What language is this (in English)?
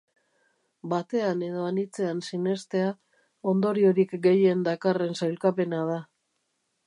Basque